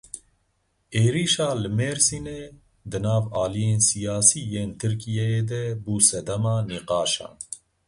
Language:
Kurdish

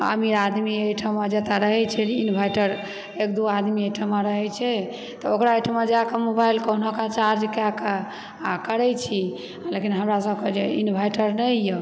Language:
Maithili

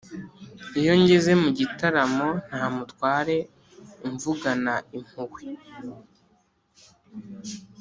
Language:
Kinyarwanda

